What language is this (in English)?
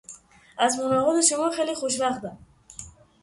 Persian